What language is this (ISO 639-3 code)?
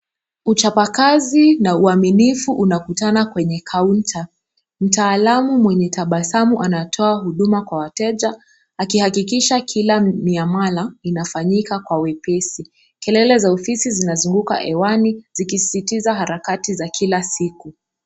swa